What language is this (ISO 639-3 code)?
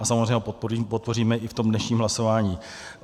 ces